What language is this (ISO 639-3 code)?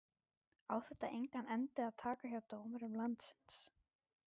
isl